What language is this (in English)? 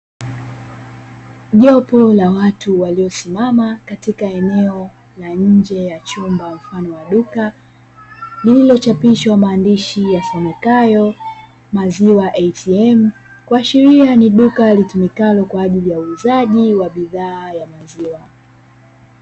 Swahili